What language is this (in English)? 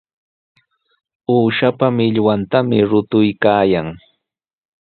Sihuas Ancash Quechua